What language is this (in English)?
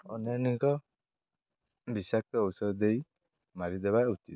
Odia